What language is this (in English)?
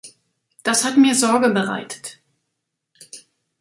German